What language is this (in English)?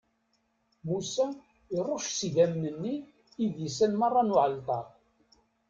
Kabyle